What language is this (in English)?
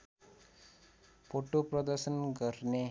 Nepali